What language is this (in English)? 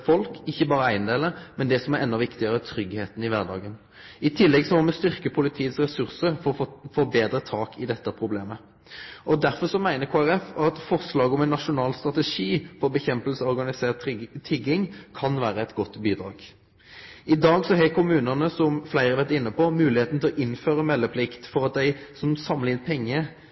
Norwegian Nynorsk